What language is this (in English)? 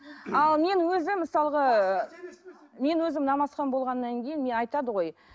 Kazakh